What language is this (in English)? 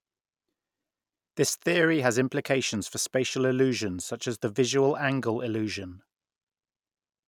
English